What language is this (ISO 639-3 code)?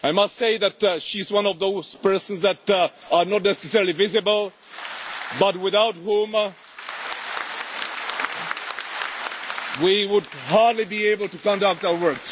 eng